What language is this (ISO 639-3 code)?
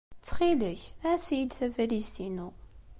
kab